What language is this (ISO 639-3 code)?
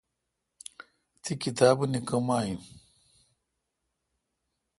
xka